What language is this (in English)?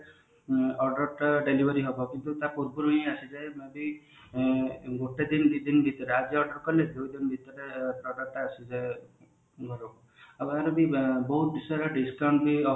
Odia